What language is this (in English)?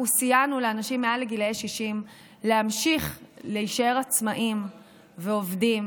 Hebrew